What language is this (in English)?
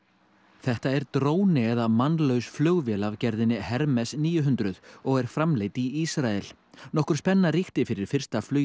Icelandic